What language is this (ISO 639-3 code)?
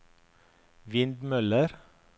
nor